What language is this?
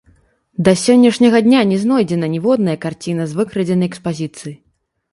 Belarusian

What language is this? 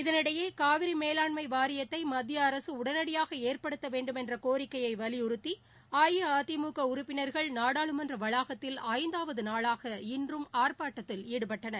Tamil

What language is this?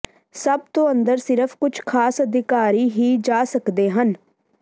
Punjabi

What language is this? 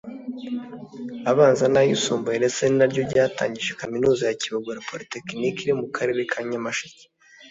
Kinyarwanda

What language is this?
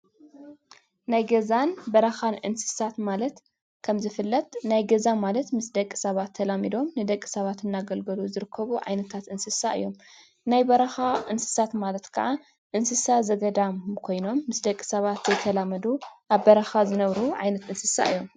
Tigrinya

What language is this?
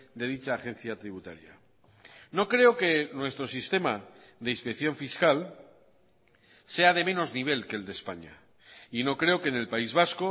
Spanish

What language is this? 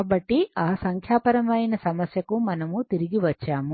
Telugu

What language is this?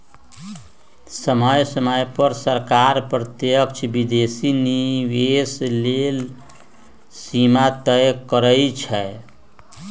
Magahi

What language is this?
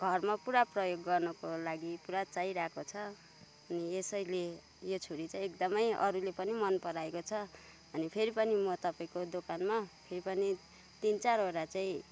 Nepali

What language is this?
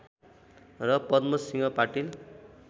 Nepali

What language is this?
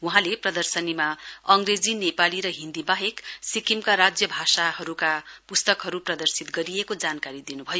Nepali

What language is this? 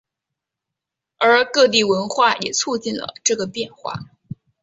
Chinese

